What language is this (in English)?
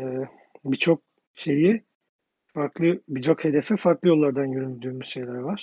Turkish